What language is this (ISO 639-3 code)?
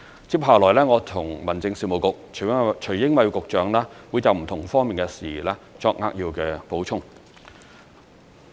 yue